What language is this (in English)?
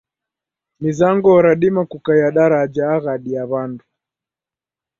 Taita